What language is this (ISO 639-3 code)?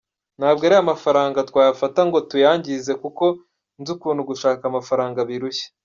kin